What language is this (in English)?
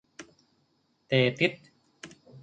Thai